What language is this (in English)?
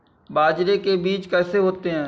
Hindi